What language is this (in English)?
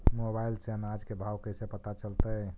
Magahi